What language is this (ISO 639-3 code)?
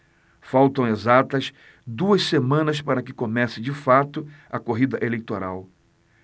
por